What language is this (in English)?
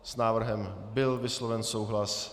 Czech